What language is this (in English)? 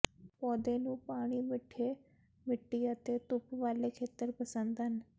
Punjabi